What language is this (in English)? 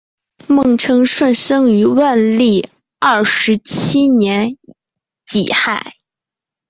Chinese